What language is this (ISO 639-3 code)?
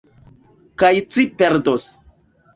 epo